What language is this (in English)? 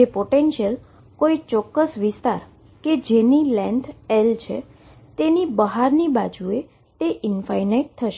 Gujarati